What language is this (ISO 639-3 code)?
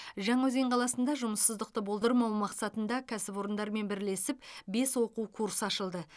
kaz